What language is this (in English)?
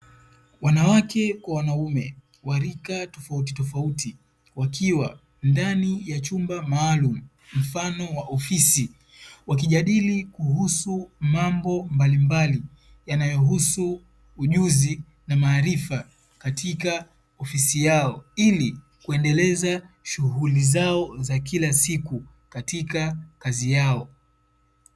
Swahili